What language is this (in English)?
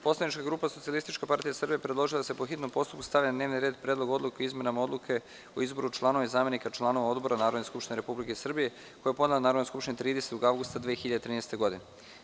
Serbian